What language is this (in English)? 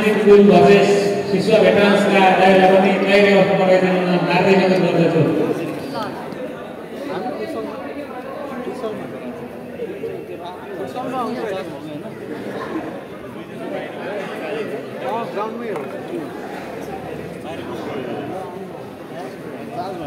Indonesian